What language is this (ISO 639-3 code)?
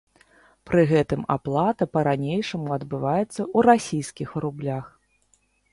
bel